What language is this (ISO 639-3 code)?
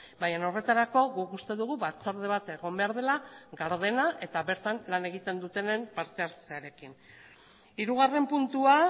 eus